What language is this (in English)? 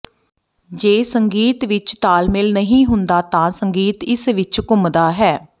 Punjabi